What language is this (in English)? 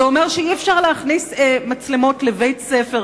Hebrew